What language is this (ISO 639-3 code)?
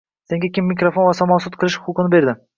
uzb